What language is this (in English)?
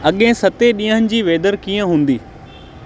Sindhi